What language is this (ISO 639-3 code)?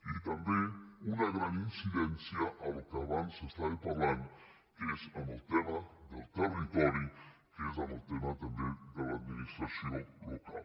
cat